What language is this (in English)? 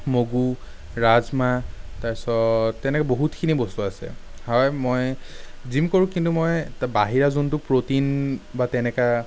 Assamese